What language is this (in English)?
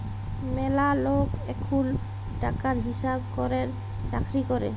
Bangla